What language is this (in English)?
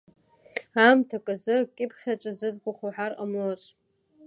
Abkhazian